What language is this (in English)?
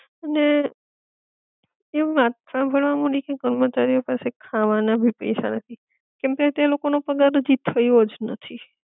Gujarati